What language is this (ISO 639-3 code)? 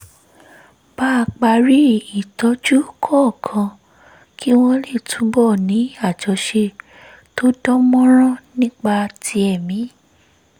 yor